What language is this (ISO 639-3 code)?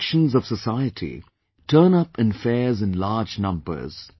eng